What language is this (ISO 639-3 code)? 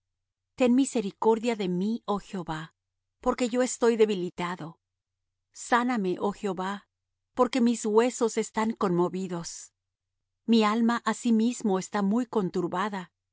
spa